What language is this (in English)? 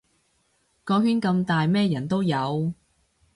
Cantonese